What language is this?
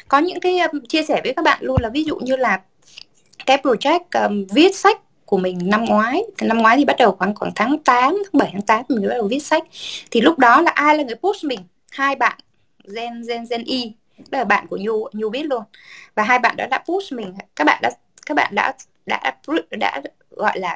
Vietnamese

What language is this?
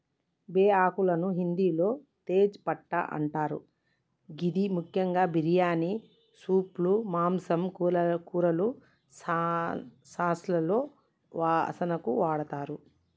Telugu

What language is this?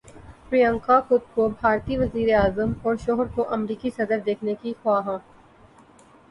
Urdu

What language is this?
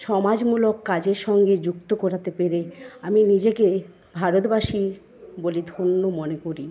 Bangla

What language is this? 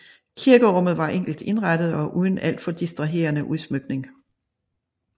Danish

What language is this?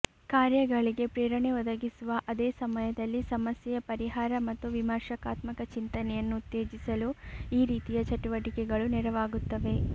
Kannada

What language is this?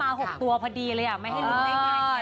Thai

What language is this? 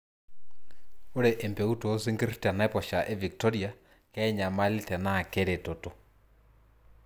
Masai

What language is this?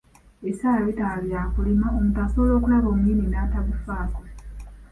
Ganda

